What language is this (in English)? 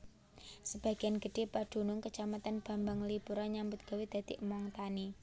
Javanese